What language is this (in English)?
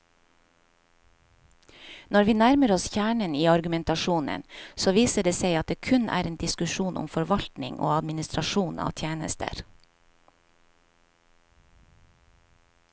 Norwegian